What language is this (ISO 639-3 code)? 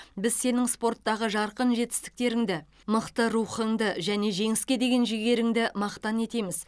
kaz